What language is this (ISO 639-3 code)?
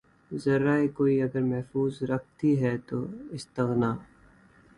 urd